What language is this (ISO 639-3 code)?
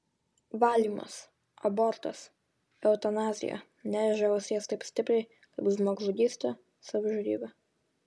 lit